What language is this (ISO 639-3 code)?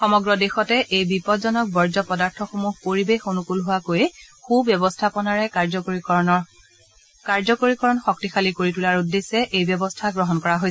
asm